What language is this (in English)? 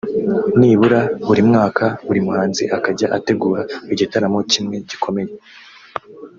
Kinyarwanda